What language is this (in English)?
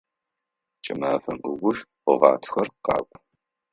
Adyghe